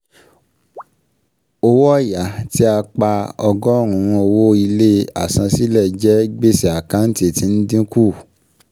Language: Yoruba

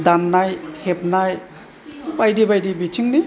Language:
Bodo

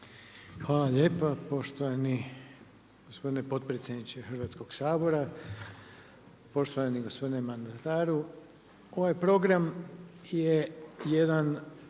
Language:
Croatian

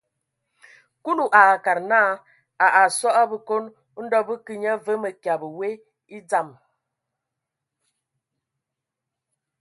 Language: Ewondo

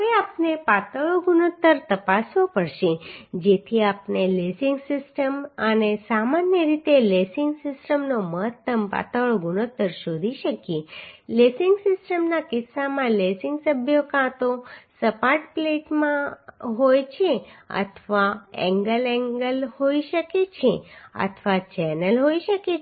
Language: Gujarati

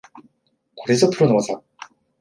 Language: Japanese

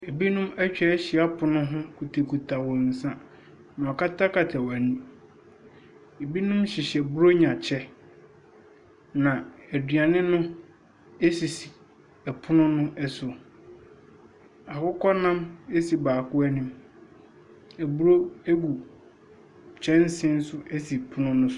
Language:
Akan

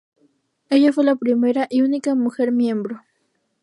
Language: Spanish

